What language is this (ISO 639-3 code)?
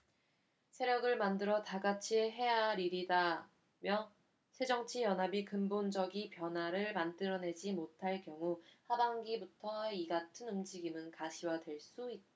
kor